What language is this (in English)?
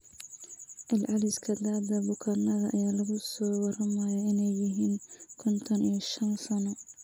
Somali